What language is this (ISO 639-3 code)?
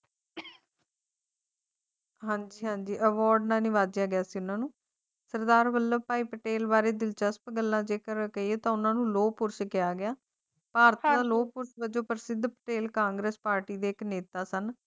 pan